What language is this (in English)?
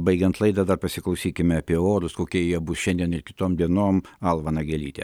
Lithuanian